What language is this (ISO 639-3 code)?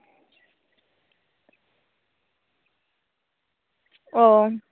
sat